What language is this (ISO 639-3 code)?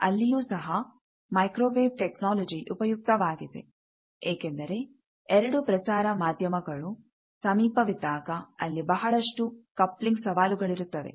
kan